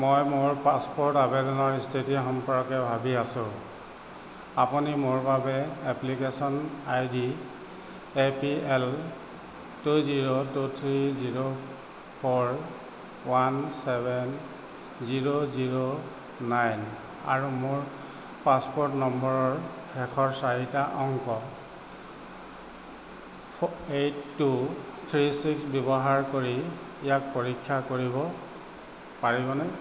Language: Assamese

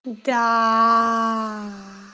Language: Russian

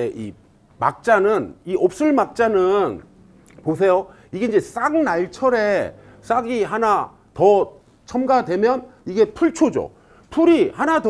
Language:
Korean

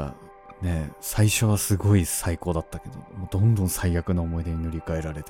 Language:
Japanese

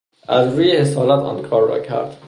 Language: Persian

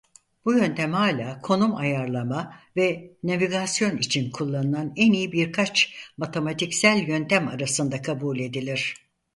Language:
Turkish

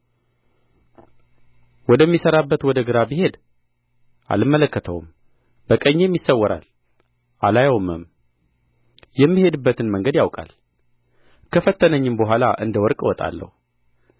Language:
Amharic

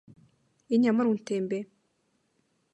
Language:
Mongolian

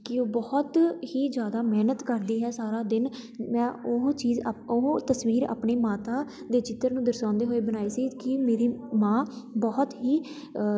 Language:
Punjabi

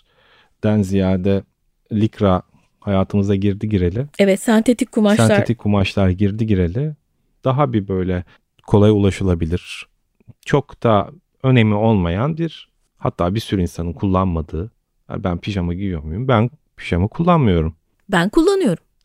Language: Turkish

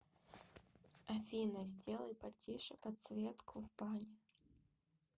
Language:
Russian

